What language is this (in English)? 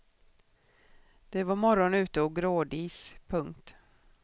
Swedish